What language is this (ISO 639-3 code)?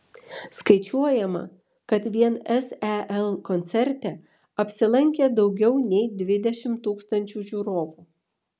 lit